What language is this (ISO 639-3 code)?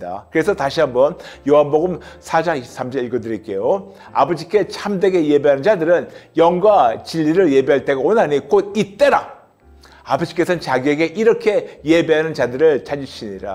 kor